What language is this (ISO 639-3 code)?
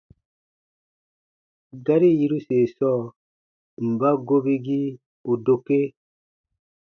bba